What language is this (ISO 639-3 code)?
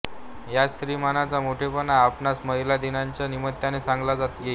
mar